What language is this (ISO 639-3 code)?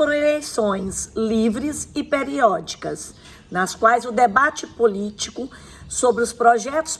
por